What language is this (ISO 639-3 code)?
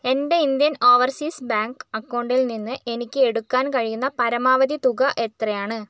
mal